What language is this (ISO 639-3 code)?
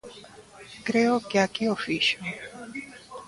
glg